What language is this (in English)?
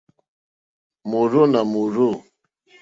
Mokpwe